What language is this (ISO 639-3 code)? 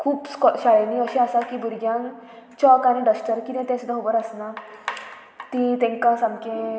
kok